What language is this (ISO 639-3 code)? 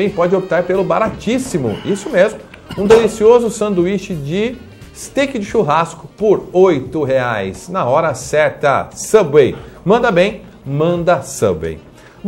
por